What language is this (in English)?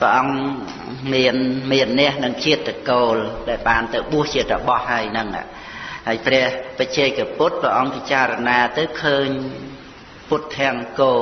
Khmer